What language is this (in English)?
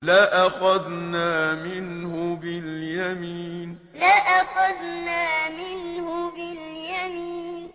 Arabic